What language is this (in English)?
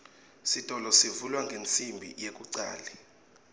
Swati